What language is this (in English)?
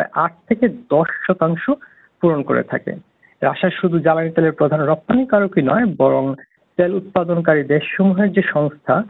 Bangla